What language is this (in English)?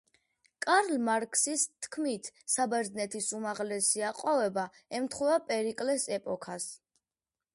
Georgian